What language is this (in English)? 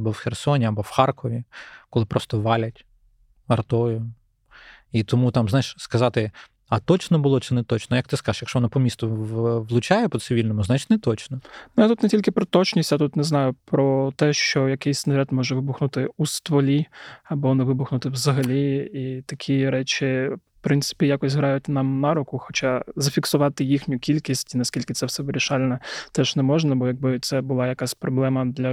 Ukrainian